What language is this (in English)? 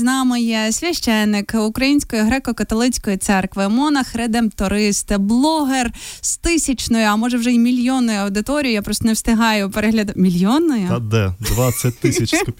Ukrainian